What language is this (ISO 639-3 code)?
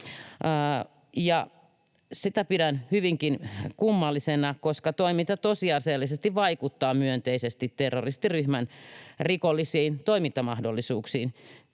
fin